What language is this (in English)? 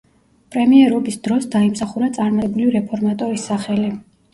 Georgian